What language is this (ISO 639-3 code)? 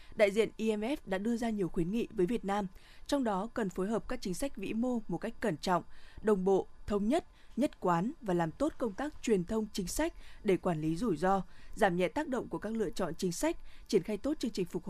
vie